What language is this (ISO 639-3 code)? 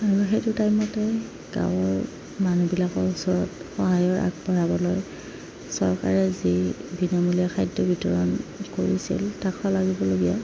asm